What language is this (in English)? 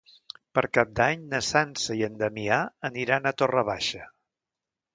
Catalan